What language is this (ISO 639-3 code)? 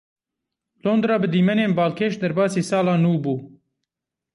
kur